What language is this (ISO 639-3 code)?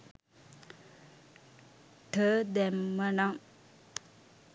sin